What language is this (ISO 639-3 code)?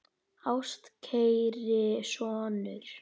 isl